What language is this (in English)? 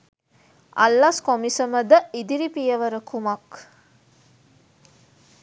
Sinhala